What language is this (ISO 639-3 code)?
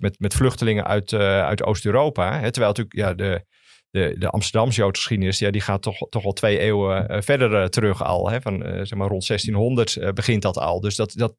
nld